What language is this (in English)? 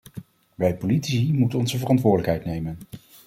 Dutch